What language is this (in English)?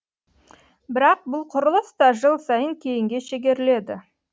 Kazakh